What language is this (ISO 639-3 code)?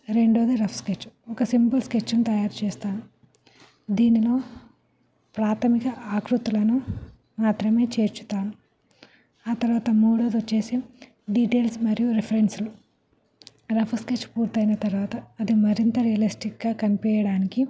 tel